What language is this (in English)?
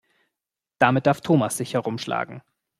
German